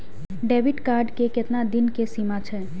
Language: Maithili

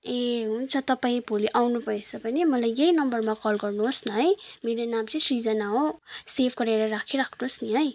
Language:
Nepali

